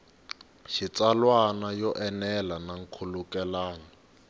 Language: Tsonga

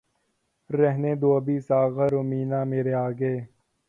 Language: Urdu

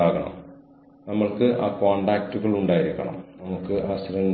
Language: Malayalam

